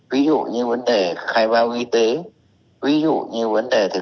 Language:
Vietnamese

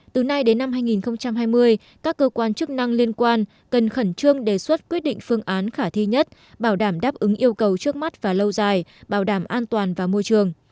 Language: Vietnamese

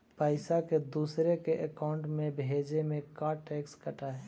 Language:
Magahi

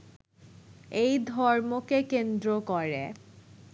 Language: Bangla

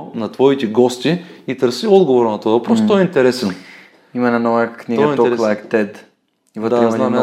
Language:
Bulgarian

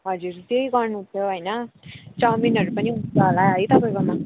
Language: Nepali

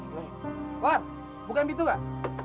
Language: Indonesian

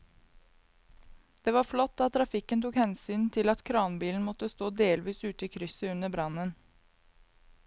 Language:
Norwegian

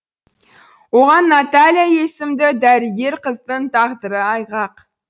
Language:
Kazakh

